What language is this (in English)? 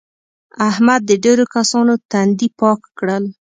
Pashto